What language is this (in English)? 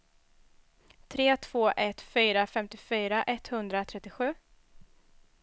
Swedish